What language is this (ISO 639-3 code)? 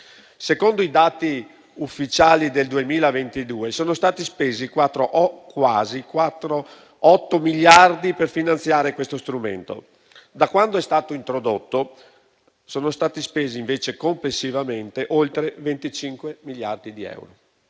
ita